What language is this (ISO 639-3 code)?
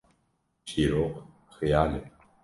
kur